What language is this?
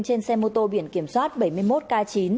Vietnamese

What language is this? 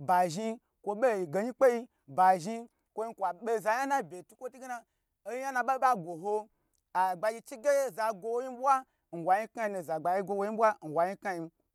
Gbagyi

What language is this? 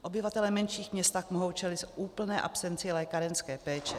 Czech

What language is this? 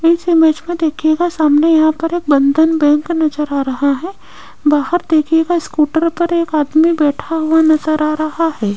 Hindi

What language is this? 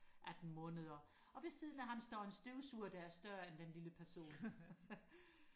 Danish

